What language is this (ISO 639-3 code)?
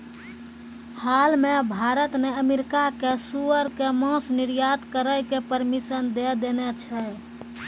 mai